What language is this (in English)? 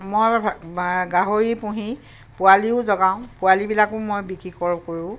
Assamese